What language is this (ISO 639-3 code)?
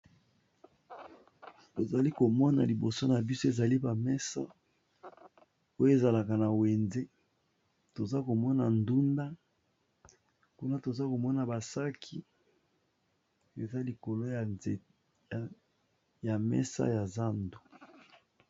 lin